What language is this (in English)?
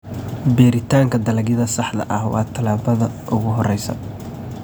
Somali